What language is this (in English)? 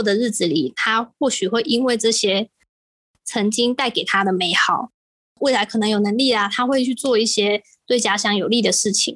Chinese